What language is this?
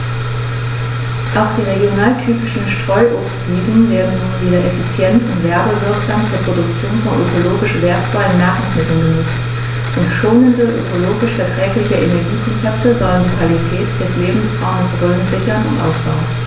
German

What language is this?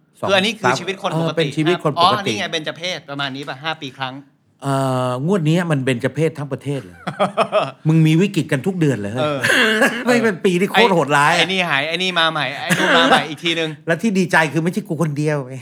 Thai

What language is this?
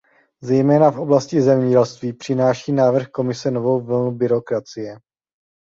Czech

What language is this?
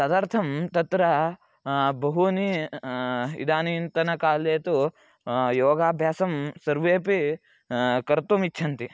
Sanskrit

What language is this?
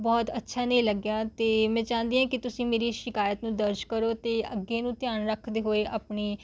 Punjabi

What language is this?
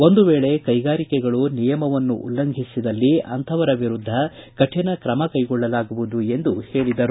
Kannada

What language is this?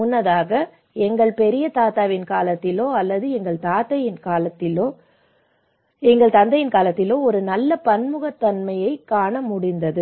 Tamil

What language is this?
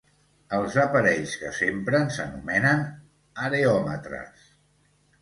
Catalan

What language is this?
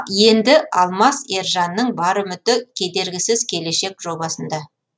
Kazakh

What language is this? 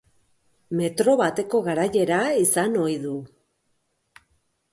Basque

